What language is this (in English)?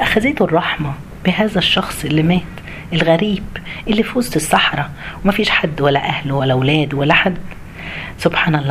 Arabic